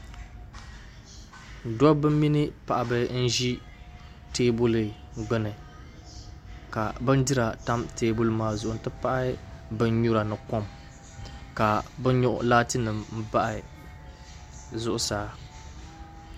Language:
Dagbani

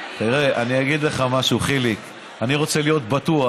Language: Hebrew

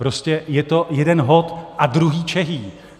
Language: Czech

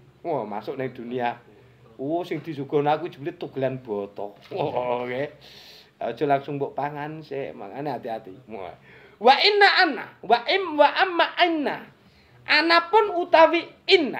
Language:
Indonesian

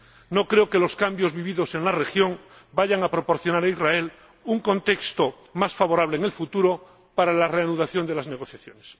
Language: Spanish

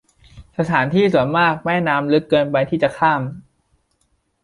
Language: Thai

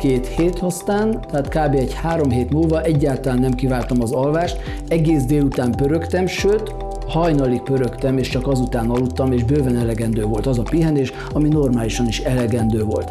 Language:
Hungarian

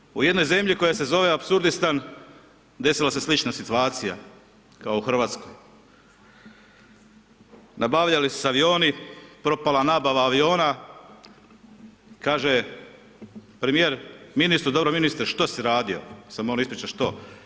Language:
Croatian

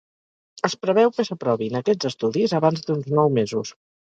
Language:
Catalan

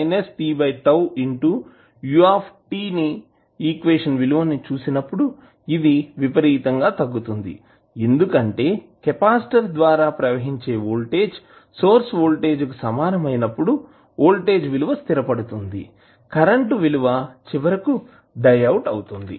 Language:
Telugu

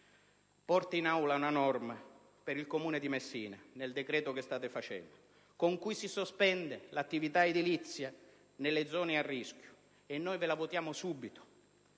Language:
Italian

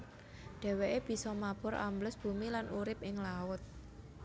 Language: Javanese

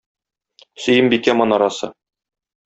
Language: Tatar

